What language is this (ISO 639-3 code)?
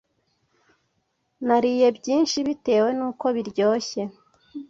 kin